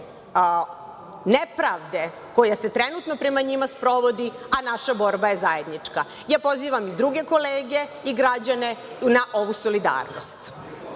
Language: Serbian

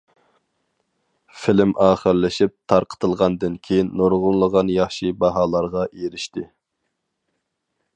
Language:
Uyghur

